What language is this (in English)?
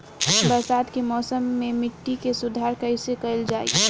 Bhojpuri